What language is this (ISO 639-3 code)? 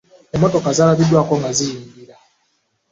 lug